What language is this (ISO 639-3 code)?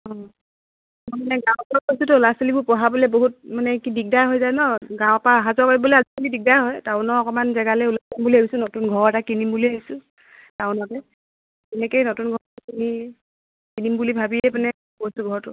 asm